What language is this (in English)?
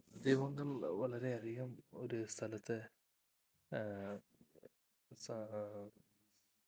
Malayalam